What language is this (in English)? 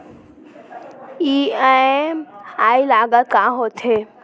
Chhattisgarhi